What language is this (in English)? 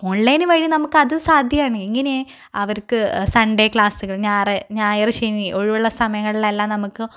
Malayalam